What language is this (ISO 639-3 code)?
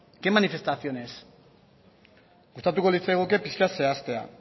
eus